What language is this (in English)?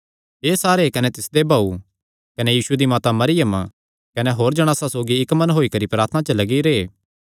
Kangri